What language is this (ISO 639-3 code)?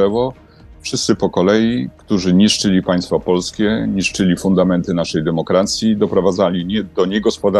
pol